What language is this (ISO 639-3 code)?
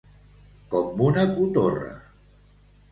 cat